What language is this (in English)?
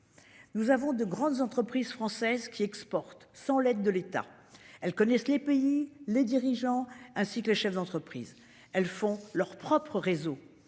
French